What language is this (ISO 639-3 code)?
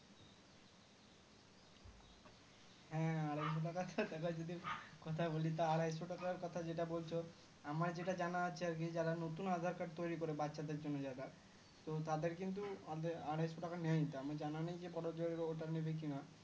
ben